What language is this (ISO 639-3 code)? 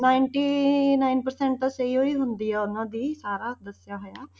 pan